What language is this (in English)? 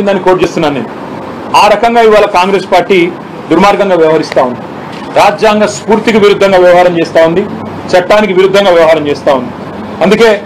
Telugu